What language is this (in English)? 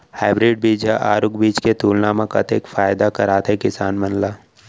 Chhattisgarhi